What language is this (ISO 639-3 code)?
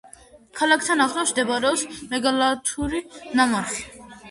kat